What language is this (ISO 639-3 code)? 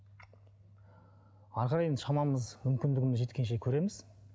kaz